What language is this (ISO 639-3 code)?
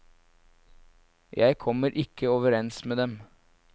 nor